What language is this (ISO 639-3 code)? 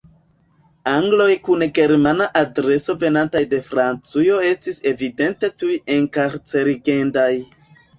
epo